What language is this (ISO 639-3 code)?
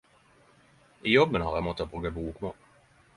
nno